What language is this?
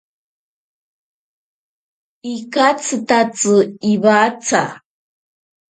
Ashéninka Perené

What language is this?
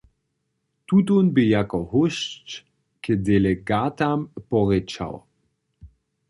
Upper Sorbian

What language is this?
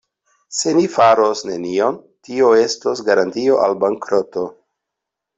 Esperanto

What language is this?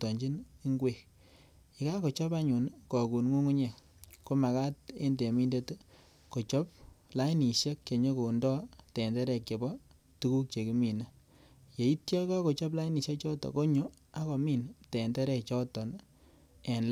Kalenjin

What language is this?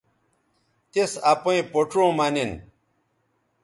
Bateri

